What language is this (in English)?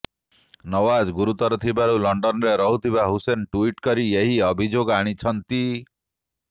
Odia